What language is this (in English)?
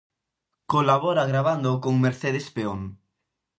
Galician